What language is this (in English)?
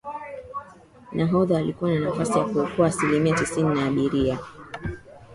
Swahili